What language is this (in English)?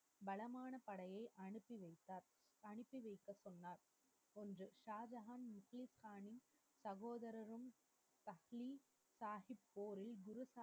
Tamil